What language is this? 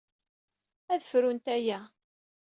Kabyle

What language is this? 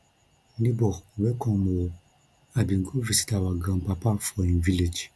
Nigerian Pidgin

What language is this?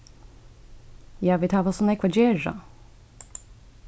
Faroese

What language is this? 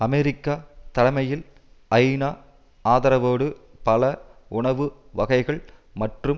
Tamil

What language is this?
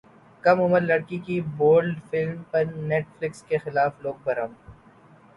Urdu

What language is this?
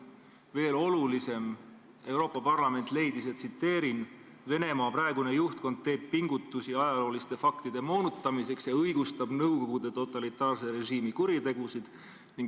Estonian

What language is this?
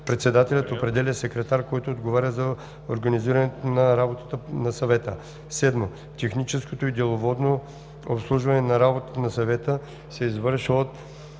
Bulgarian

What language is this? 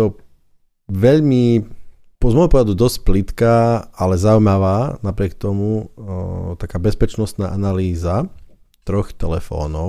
Slovak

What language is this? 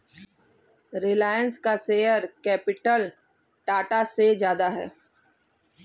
Hindi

